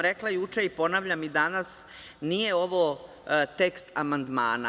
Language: Serbian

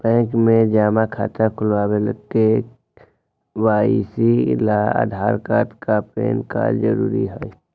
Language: Magahi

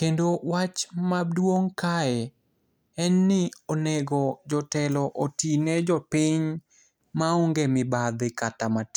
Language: Luo (Kenya and Tanzania)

